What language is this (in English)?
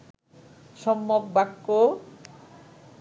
Bangla